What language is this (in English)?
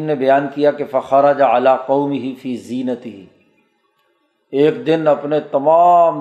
Urdu